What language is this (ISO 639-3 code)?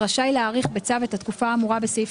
heb